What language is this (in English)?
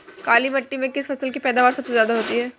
Hindi